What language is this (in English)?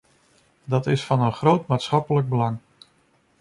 Dutch